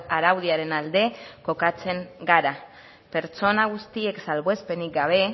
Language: Basque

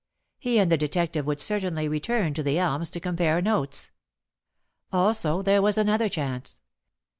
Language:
English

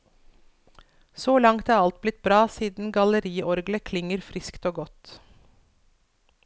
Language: Norwegian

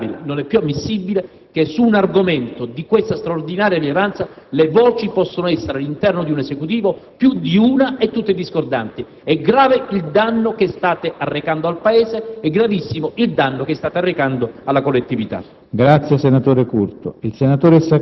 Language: Italian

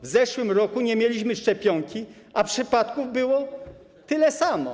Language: Polish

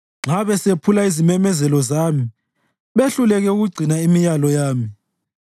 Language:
North Ndebele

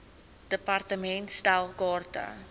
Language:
Afrikaans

